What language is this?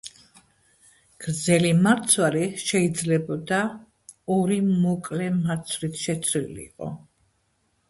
Georgian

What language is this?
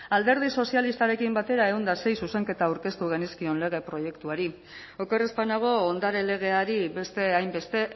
Basque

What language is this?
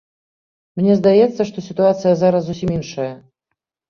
Belarusian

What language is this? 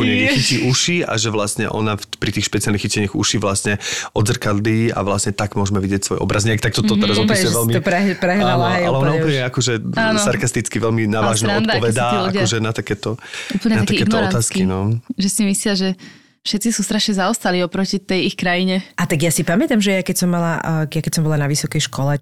Slovak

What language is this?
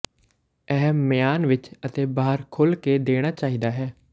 Punjabi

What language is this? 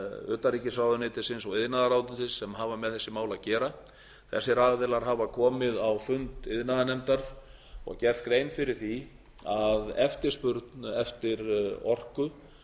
Icelandic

